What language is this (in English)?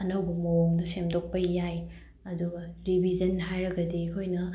Manipuri